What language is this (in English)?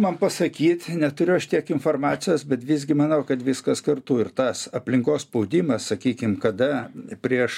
Lithuanian